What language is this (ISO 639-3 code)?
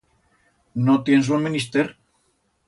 arg